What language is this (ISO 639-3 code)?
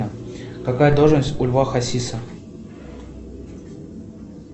rus